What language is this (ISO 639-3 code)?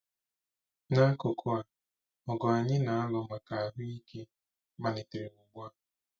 ibo